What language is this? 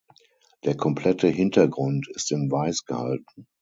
German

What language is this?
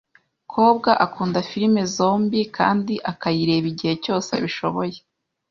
Kinyarwanda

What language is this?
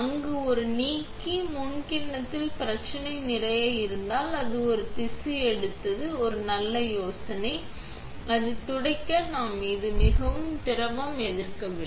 Tamil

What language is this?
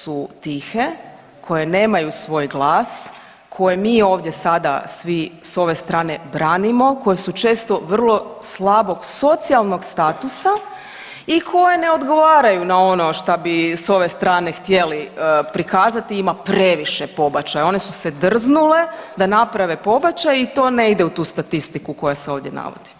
Croatian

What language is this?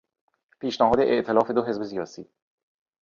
Persian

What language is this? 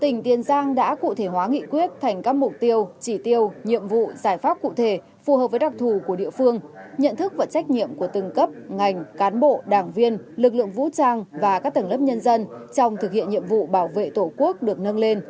Vietnamese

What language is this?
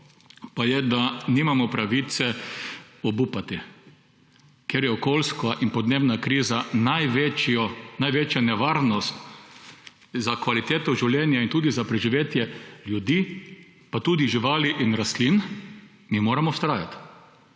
Slovenian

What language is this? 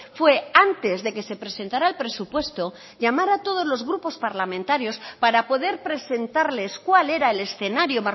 Spanish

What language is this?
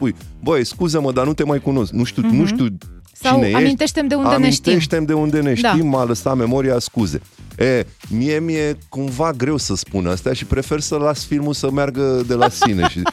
Romanian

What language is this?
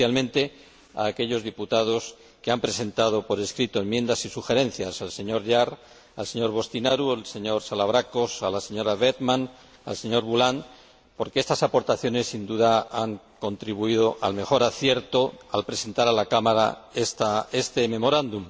Spanish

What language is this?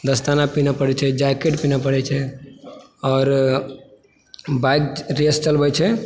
Maithili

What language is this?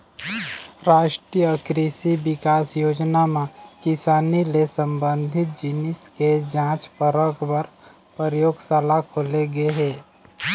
Chhattisgarhi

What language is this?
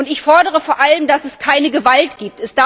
German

